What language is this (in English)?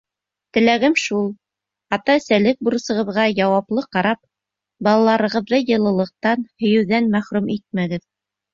Bashkir